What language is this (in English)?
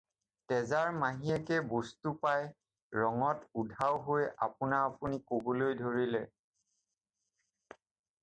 Assamese